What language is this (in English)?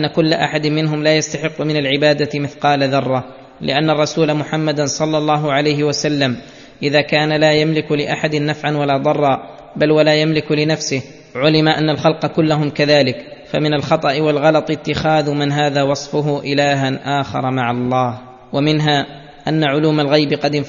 Arabic